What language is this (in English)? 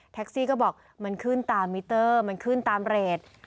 Thai